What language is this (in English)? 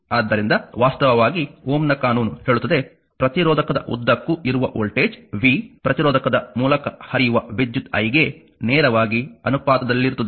Kannada